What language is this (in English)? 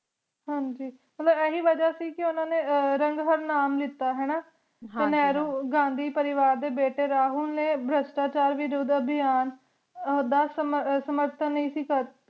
Punjabi